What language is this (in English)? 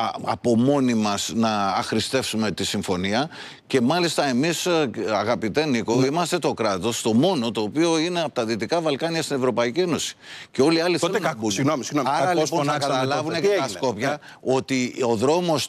Greek